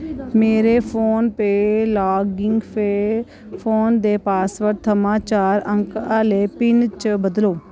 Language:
Dogri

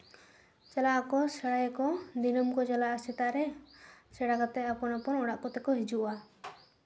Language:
Santali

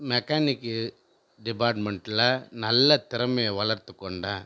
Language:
Tamil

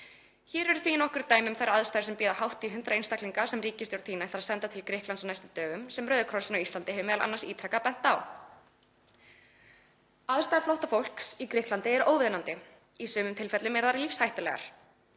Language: Icelandic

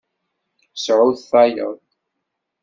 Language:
Kabyle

